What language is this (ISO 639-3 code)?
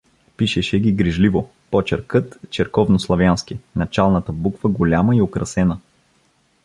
bul